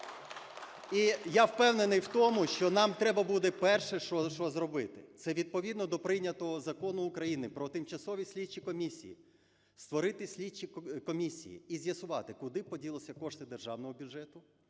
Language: Ukrainian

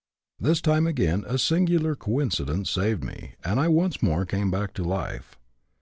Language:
English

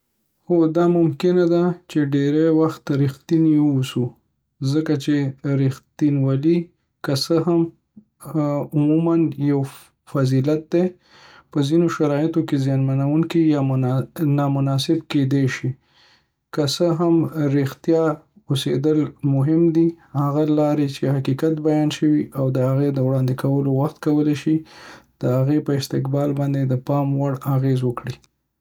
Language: Pashto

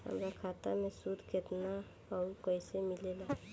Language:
Bhojpuri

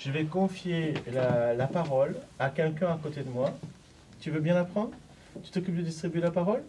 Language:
French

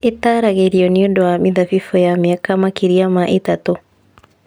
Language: Kikuyu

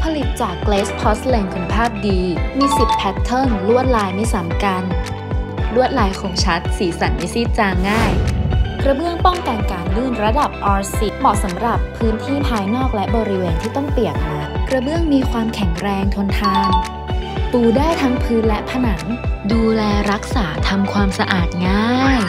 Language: Thai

